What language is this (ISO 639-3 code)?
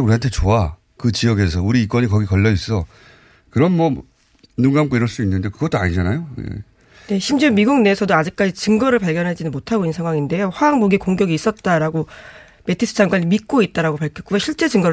kor